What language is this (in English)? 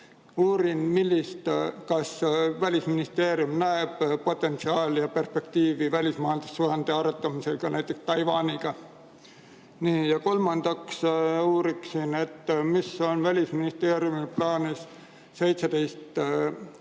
Estonian